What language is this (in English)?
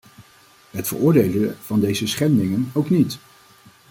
Dutch